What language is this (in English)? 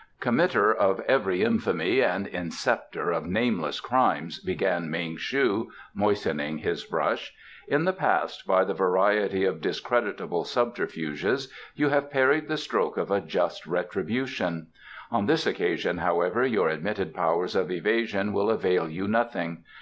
English